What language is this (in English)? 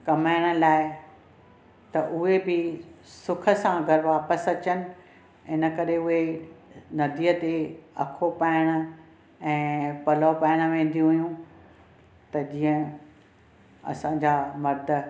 Sindhi